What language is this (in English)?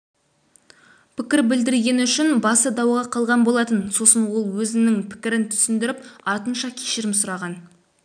Kazakh